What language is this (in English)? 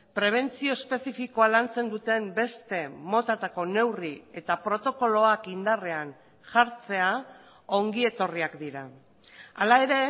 Basque